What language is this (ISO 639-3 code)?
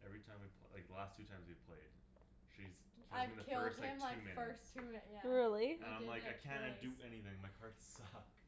eng